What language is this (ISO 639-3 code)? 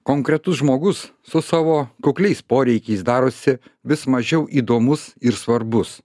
lit